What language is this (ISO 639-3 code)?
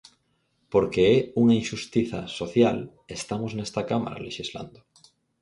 glg